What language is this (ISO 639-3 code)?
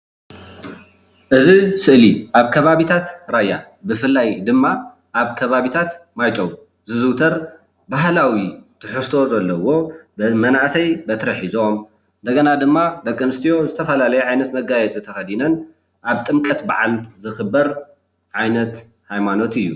tir